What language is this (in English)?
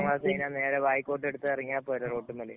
Malayalam